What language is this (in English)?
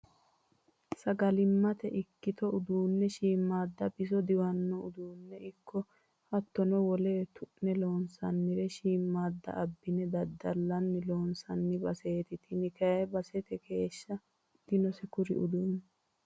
Sidamo